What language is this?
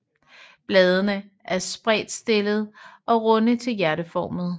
Danish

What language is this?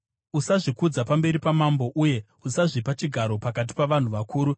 Shona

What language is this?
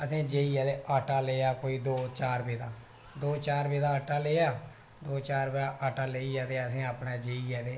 Dogri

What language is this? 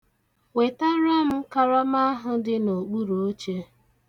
Igbo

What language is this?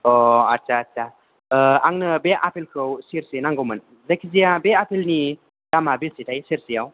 Bodo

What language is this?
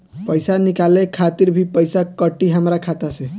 Bhojpuri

